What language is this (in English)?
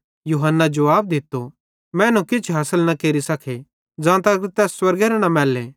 Bhadrawahi